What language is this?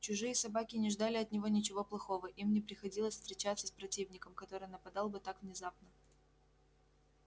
Russian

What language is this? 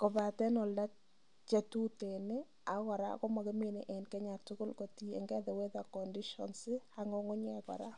Kalenjin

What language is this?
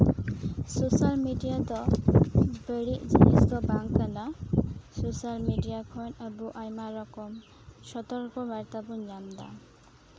Santali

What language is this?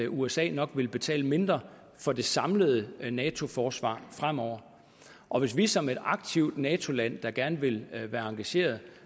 Danish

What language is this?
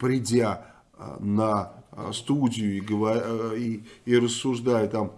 Russian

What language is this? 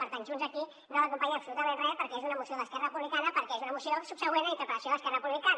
Catalan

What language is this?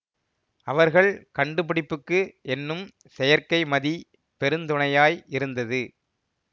Tamil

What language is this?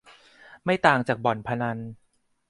Thai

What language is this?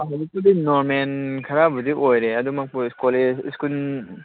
Manipuri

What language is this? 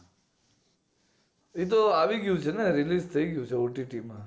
Gujarati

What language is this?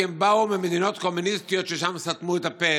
Hebrew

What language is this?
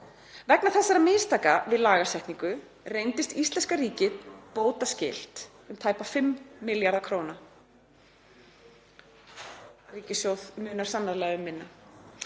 Icelandic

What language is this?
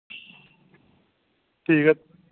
Dogri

